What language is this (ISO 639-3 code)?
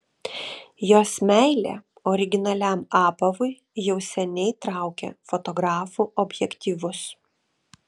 lit